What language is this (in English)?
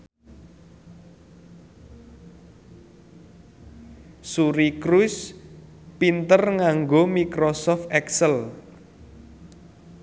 Javanese